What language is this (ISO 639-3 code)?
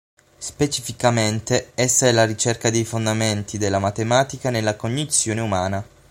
ita